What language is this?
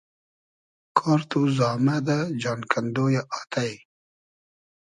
Hazaragi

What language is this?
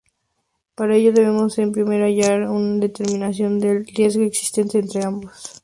Spanish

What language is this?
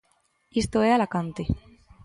Galician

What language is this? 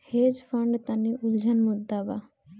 Bhojpuri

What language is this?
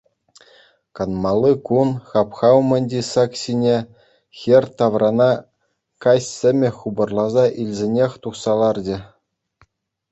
Chuvash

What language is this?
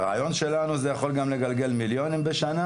Hebrew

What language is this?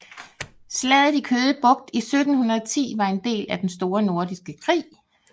Danish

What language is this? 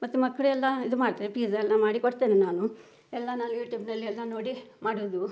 Kannada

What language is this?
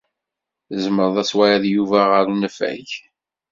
Kabyle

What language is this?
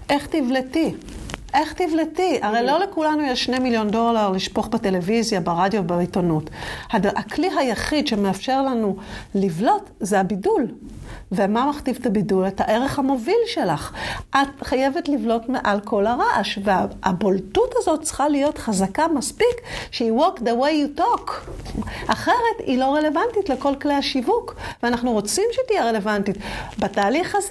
Hebrew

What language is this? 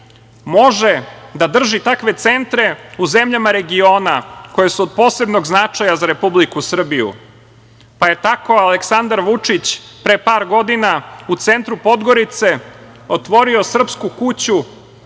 Serbian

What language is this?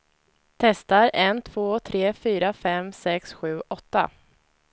Swedish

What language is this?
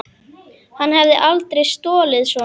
Icelandic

